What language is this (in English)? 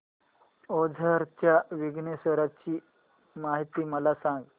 Marathi